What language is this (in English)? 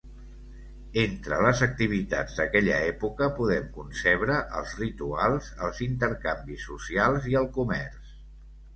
Catalan